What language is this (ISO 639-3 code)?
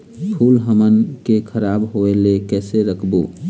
hne